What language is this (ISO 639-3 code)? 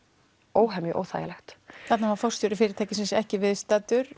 isl